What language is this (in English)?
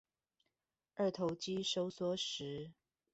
Chinese